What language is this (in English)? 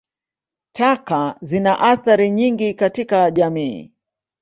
Swahili